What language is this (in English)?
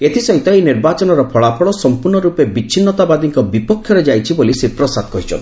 Odia